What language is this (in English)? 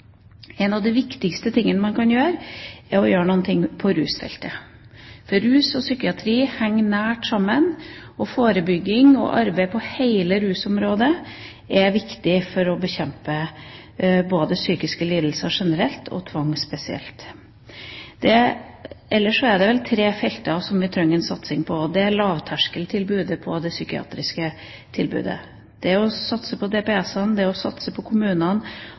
Norwegian Bokmål